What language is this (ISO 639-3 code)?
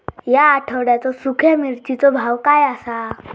mar